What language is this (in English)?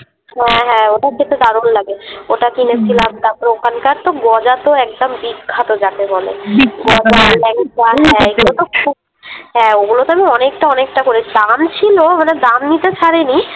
Bangla